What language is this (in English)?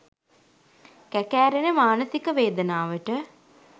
Sinhala